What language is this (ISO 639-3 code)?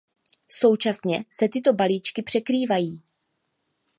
ces